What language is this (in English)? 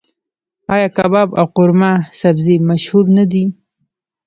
Pashto